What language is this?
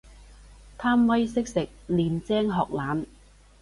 Cantonese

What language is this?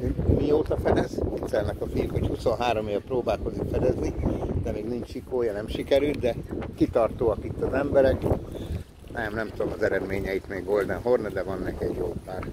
Hungarian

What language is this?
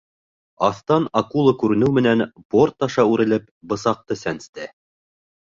Bashkir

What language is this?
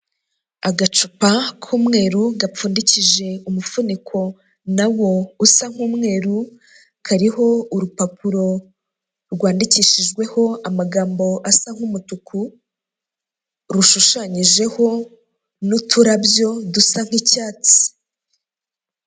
Kinyarwanda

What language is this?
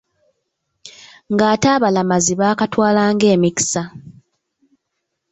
Ganda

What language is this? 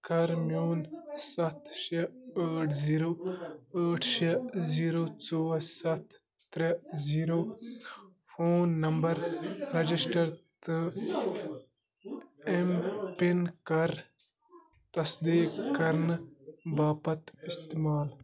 Kashmiri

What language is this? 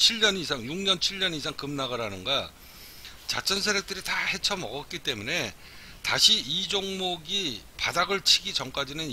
Korean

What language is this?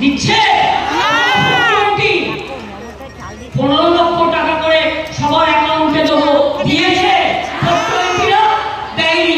Bangla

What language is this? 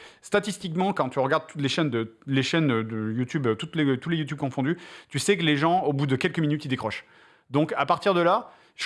French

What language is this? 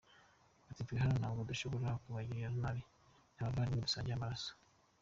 Kinyarwanda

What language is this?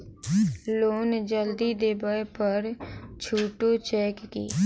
Maithili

